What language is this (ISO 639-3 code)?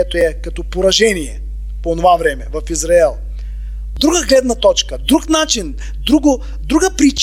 bul